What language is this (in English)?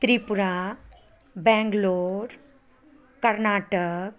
Maithili